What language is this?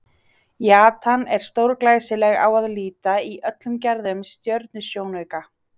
Icelandic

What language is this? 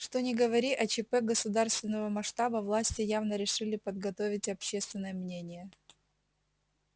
Russian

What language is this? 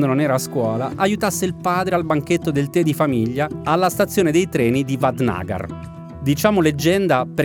Italian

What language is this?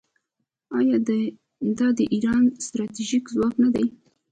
Pashto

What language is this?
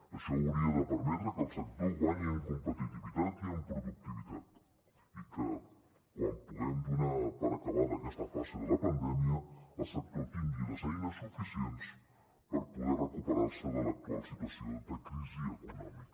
Catalan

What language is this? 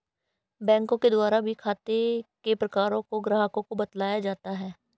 Hindi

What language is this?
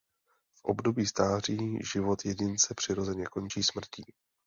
Czech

